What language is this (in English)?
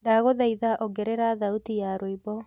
Kikuyu